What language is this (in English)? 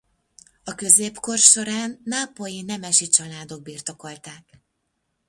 Hungarian